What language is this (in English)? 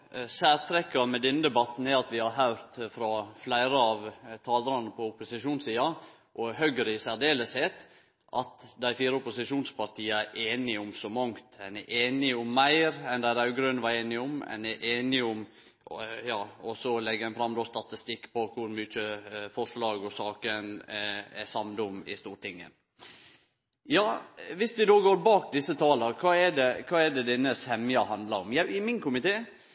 Norwegian Nynorsk